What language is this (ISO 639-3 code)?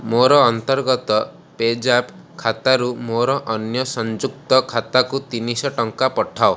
ori